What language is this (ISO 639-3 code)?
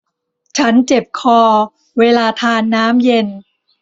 tha